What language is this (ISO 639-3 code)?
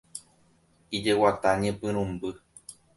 grn